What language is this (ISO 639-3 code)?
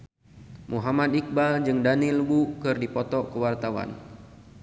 sun